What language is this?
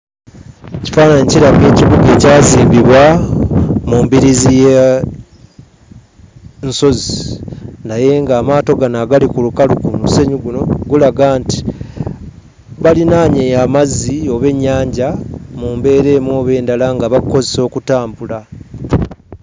Ganda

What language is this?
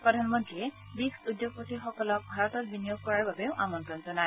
Assamese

